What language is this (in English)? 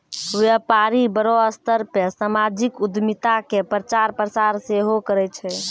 Maithili